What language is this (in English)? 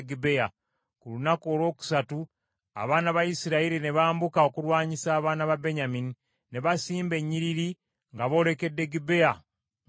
Ganda